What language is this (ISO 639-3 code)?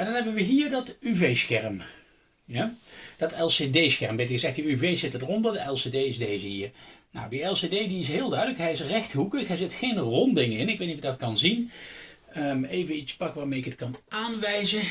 nld